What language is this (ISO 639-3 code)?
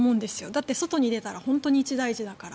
jpn